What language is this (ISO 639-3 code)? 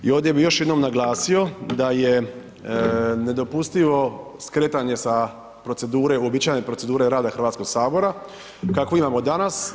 hrv